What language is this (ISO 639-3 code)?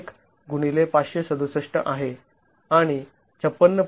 mar